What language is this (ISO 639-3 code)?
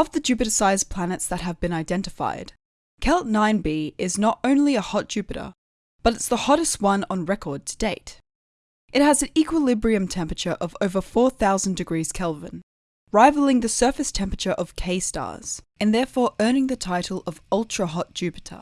eng